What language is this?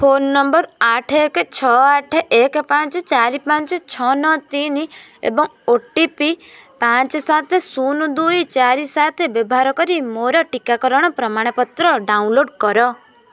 Odia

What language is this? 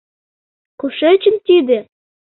Mari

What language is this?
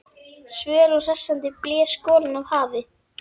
Icelandic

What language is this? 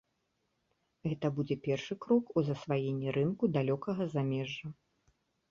Belarusian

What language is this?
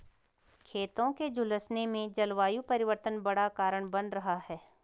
Hindi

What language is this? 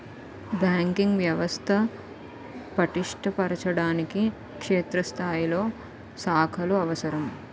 Telugu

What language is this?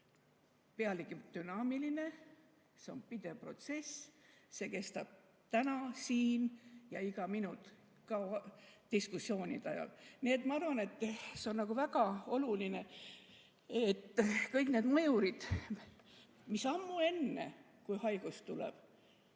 Estonian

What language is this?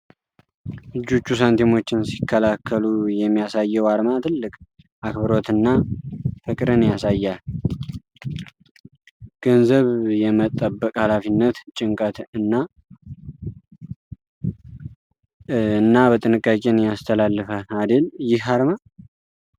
Amharic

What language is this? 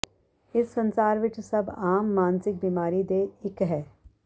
Punjabi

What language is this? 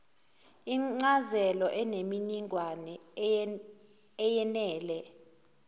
Zulu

